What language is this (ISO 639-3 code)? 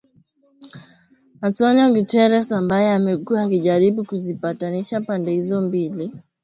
swa